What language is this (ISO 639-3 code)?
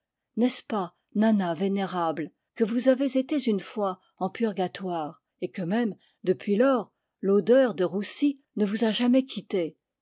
fra